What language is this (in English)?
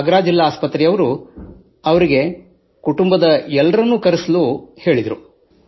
Kannada